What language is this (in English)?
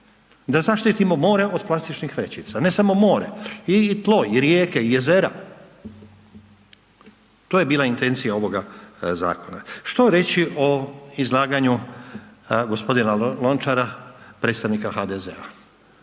Croatian